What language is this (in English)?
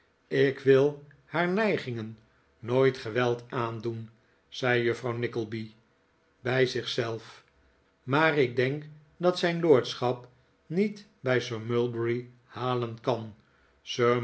Dutch